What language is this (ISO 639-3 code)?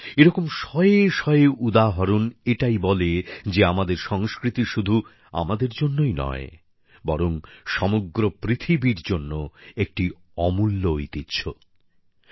ben